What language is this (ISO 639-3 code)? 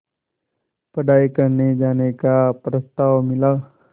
hin